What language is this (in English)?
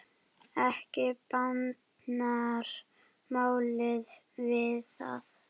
Icelandic